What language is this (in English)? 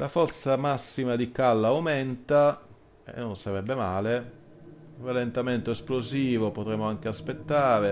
Italian